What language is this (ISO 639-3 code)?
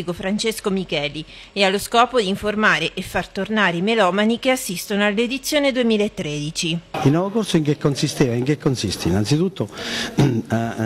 ita